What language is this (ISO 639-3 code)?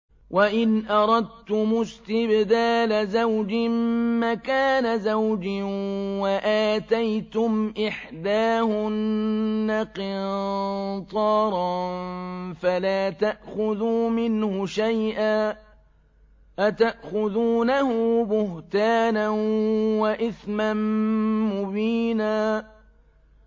ara